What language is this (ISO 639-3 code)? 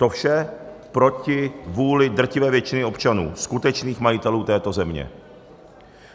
ces